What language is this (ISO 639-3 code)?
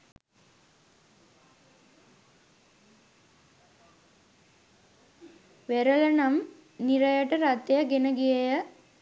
sin